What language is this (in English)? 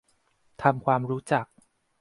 Thai